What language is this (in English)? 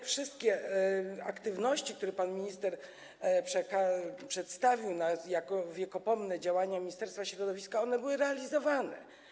Polish